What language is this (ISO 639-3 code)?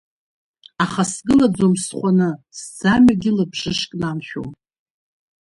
abk